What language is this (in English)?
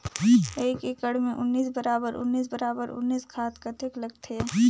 Chhattisgarhi